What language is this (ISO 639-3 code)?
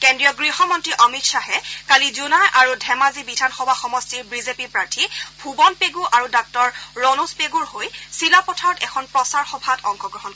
asm